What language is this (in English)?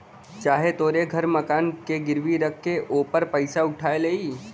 Bhojpuri